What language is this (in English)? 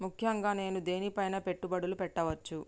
Telugu